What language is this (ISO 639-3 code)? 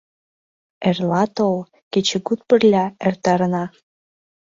chm